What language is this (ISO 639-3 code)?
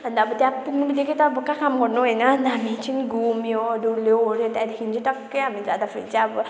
nep